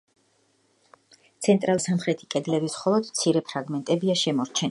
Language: Georgian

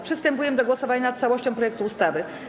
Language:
Polish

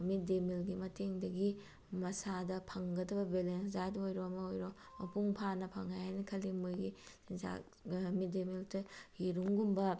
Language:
Manipuri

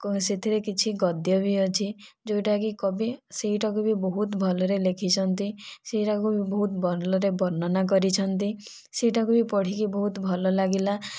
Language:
Odia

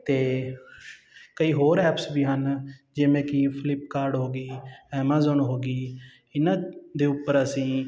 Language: Punjabi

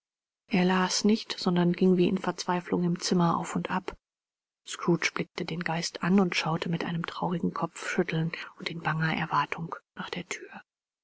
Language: German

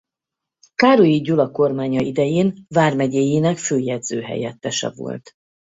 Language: Hungarian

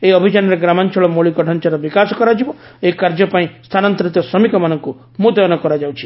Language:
Odia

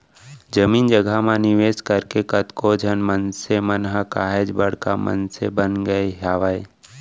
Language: Chhattisgarhi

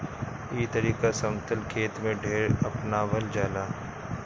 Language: Bhojpuri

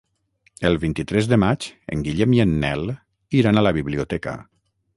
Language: Catalan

